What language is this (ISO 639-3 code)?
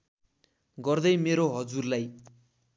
nep